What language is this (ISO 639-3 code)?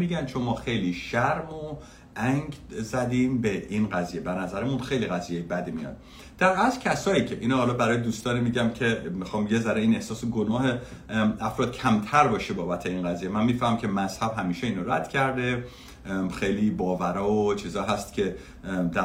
fas